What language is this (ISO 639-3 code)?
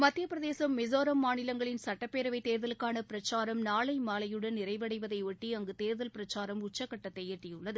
tam